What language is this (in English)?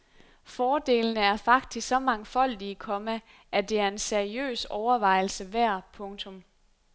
Danish